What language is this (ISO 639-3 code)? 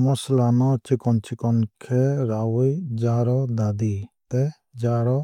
trp